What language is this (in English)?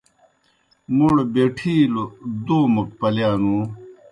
Kohistani Shina